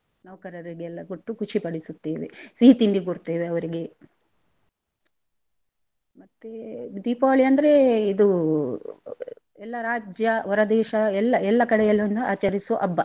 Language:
Kannada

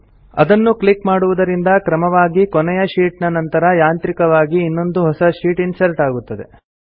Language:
Kannada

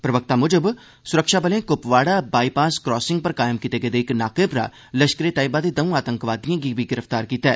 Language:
Dogri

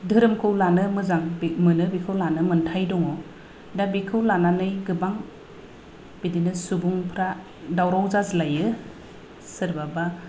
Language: Bodo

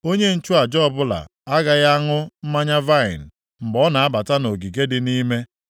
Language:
Igbo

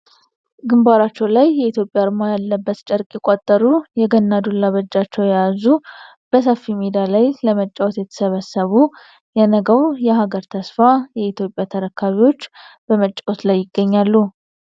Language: Amharic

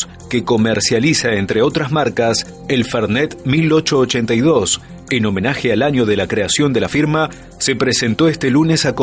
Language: Spanish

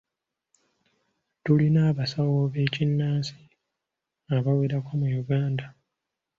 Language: Ganda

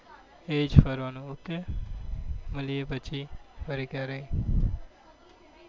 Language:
Gujarati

